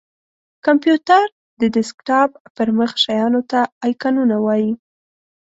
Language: Pashto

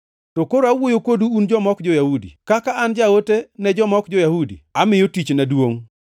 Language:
Luo (Kenya and Tanzania)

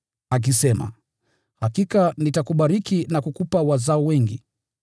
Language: Swahili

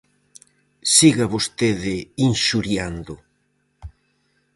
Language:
Galician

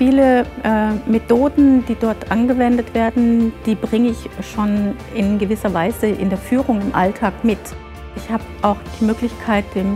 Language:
German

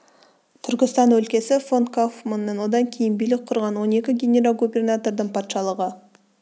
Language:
Kazakh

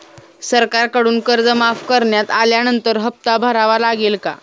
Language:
Marathi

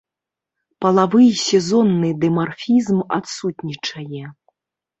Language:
Belarusian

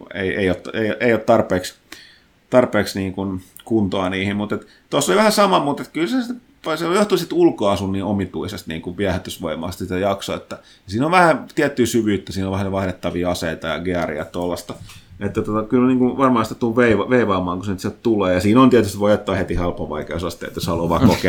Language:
Finnish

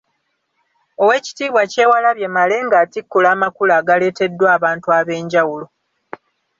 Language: Ganda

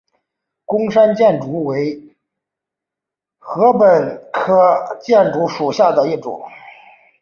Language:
Chinese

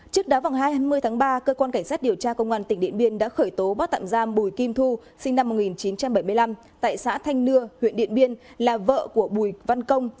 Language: Vietnamese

